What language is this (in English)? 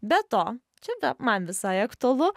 Lithuanian